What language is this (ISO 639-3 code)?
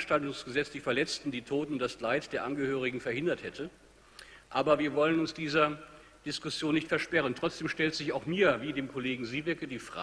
deu